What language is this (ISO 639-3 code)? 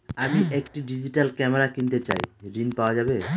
ben